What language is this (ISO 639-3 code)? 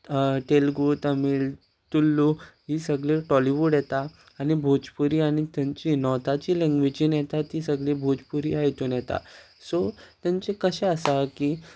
kok